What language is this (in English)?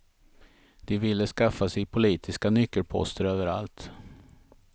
Swedish